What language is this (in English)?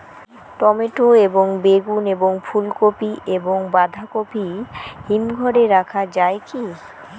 Bangla